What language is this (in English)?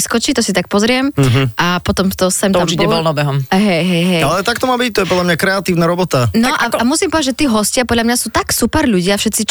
Slovak